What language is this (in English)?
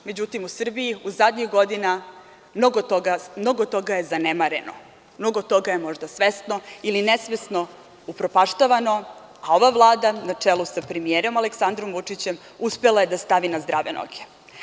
Serbian